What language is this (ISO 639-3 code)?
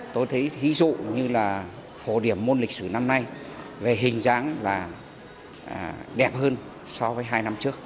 vie